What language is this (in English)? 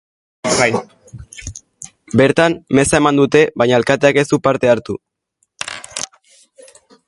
Basque